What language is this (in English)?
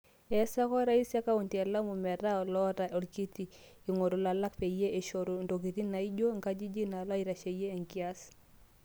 Masai